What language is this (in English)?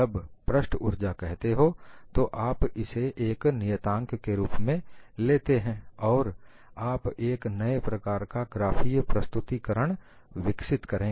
Hindi